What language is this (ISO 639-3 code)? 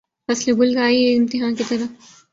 urd